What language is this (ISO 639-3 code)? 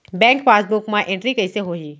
hne